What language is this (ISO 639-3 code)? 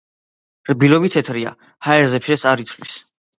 kat